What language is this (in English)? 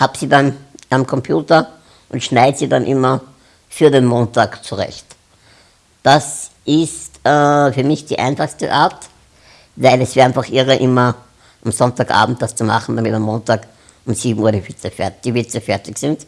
German